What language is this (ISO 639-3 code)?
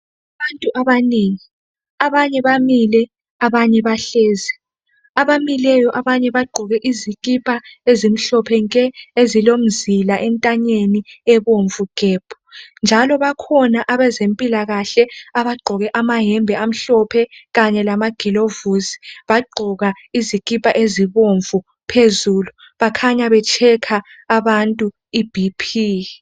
nde